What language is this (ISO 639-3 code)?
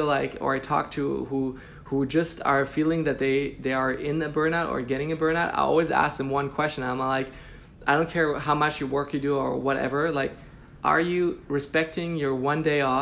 eng